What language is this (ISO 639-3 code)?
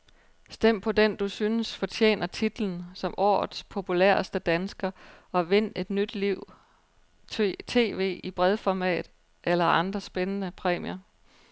dan